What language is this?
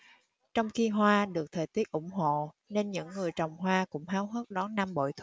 Vietnamese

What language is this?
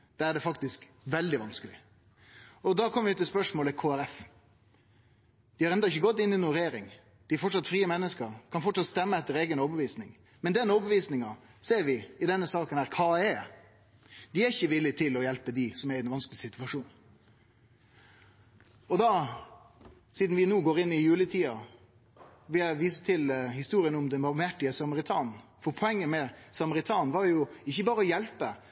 Norwegian Nynorsk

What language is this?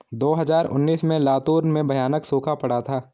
Hindi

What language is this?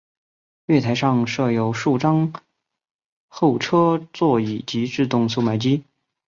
Chinese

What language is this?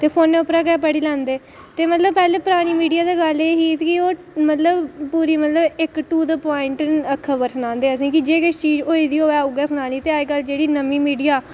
Dogri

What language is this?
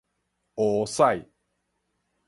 Min Nan Chinese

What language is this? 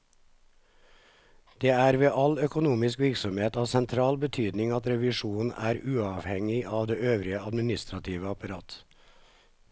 Norwegian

